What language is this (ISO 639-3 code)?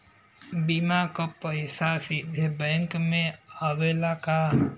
bho